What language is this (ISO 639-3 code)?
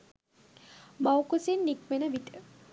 sin